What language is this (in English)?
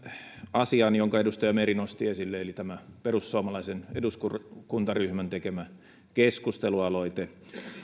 Finnish